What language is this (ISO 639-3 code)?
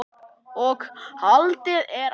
isl